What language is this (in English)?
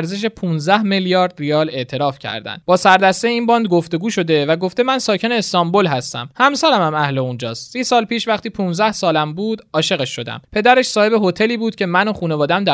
Persian